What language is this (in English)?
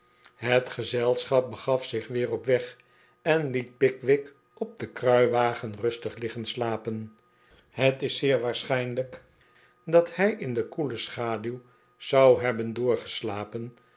Dutch